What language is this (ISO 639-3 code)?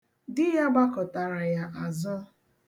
ibo